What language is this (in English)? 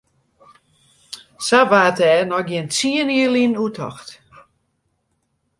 Western Frisian